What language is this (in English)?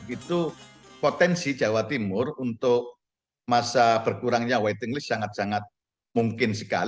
Indonesian